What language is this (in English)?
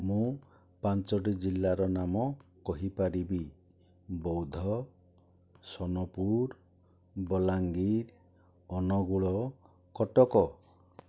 Odia